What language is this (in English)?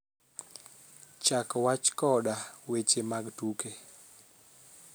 Luo (Kenya and Tanzania)